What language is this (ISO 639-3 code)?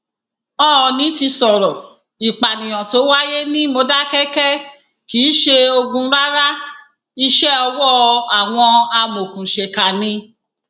yor